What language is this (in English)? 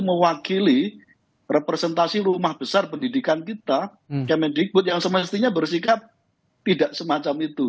Indonesian